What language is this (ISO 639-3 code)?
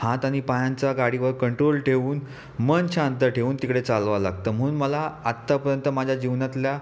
mar